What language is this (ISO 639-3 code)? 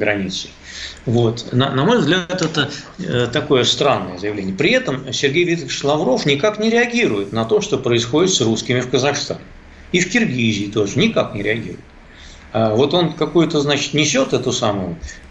rus